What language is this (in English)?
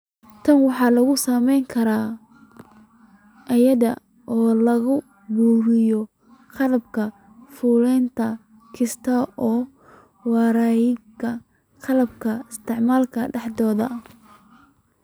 Somali